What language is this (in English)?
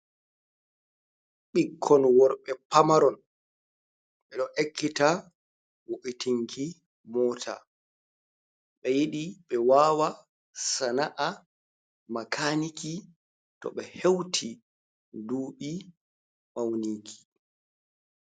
Fula